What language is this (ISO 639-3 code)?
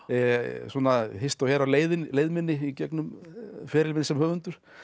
isl